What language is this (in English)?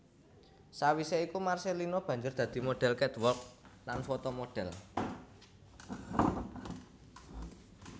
Javanese